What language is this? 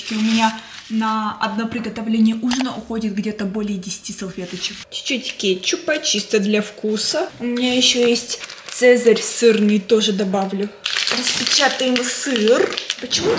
Russian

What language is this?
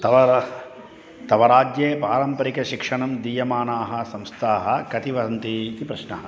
Sanskrit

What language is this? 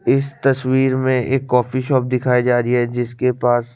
Hindi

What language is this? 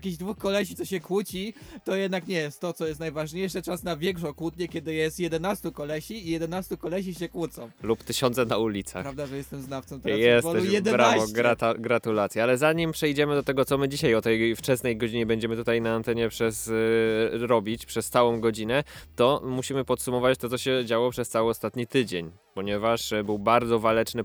Polish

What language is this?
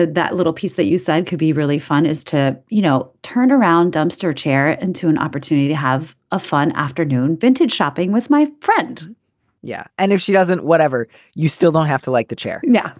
English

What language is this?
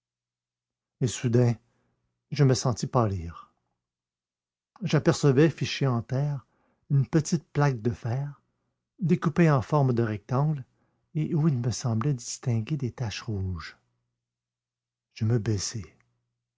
French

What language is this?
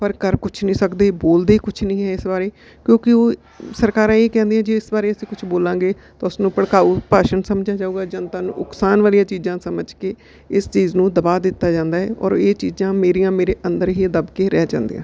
Punjabi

